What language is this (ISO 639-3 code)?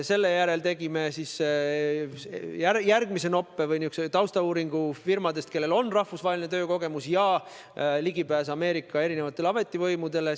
est